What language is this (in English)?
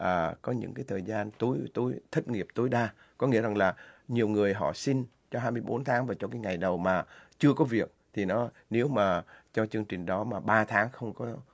Vietnamese